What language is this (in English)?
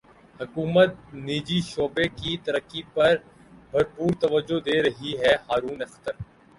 Urdu